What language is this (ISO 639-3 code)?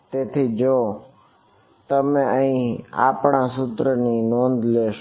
guj